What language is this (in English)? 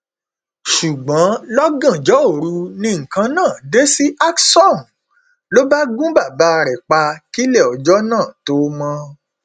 Yoruba